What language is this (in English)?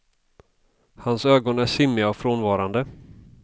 Swedish